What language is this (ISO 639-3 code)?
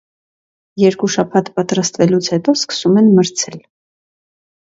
hye